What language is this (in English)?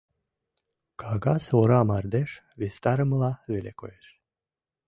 Mari